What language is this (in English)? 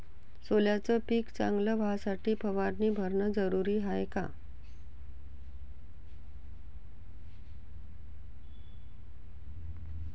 Marathi